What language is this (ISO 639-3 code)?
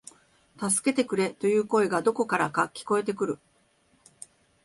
jpn